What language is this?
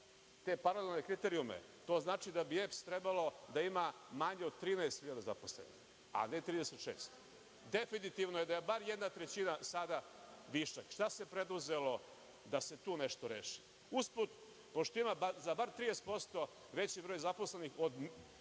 Serbian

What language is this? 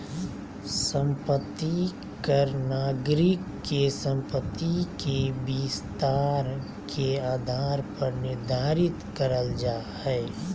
Magahi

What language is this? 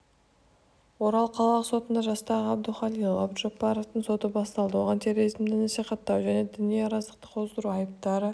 Kazakh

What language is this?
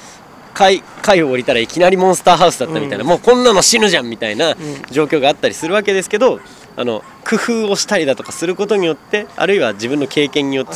Japanese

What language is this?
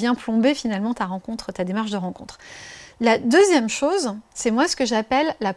French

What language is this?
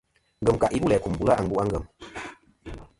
Kom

